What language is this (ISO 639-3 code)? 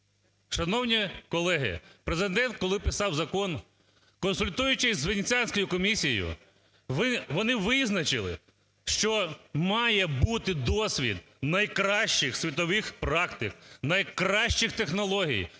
ukr